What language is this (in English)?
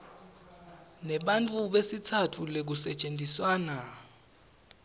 Swati